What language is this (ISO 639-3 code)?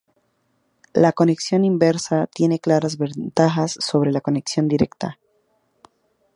spa